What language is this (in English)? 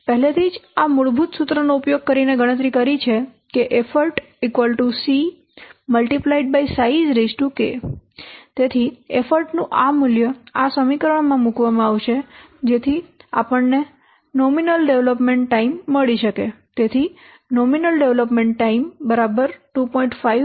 Gujarati